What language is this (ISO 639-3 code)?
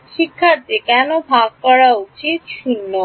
ben